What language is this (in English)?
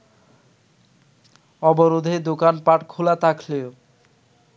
Bangla